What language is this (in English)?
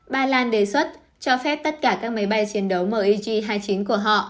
Vietnamese